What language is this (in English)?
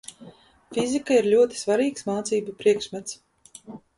Latvian